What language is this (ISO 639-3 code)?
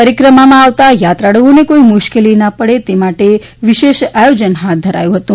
guj